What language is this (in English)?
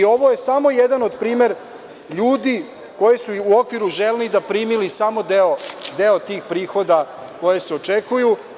Serbian